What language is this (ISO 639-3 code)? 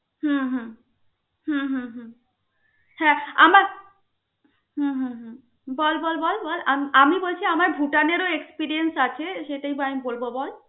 ben